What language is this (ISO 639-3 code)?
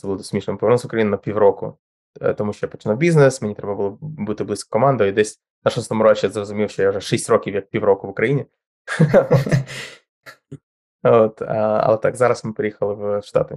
ukr